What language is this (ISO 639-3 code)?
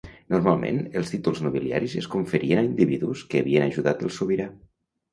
cat